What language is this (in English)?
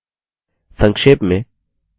Hindi